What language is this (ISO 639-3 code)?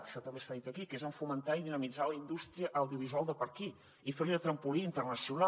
cat